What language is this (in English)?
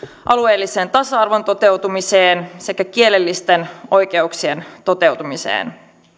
Finnish